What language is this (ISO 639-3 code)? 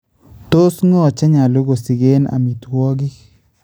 kln